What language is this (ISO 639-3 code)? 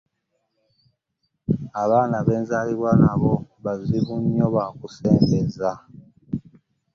lug